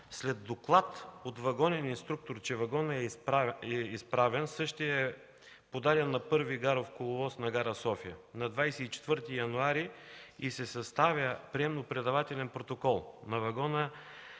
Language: Bulgarian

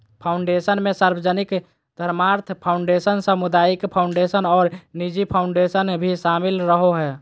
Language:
Magahi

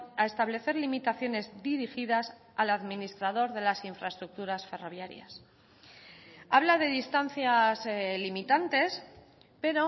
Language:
Spanish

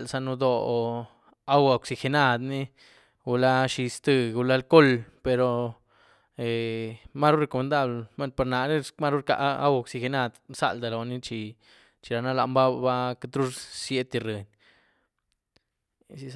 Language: Güilá Zapotec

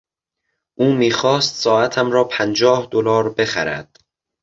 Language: Persian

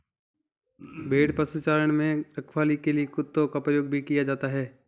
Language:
Hindi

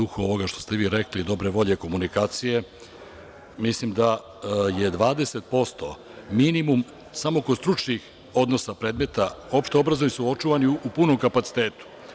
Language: Serbian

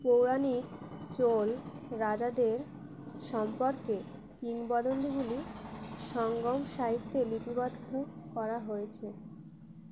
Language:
Bangla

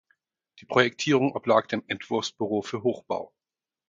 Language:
German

